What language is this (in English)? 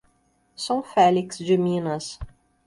Portuguese